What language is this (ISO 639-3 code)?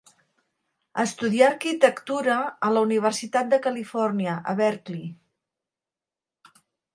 cat